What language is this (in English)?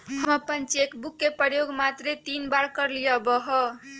Magahi